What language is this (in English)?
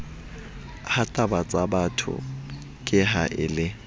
Southern Sotho